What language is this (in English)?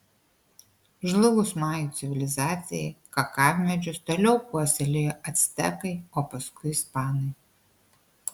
Lithuanian